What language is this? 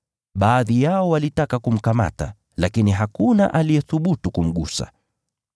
Swahili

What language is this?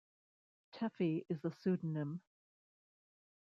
English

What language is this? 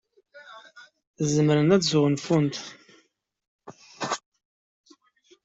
Kabyle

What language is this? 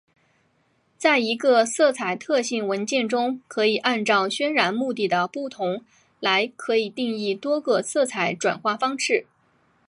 Chinese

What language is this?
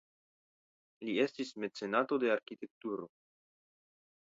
Esperanto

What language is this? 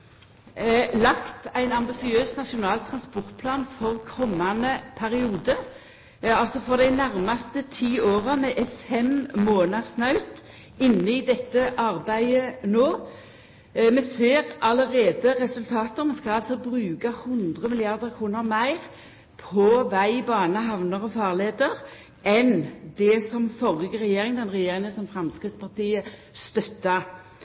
Norwegian Nynorsk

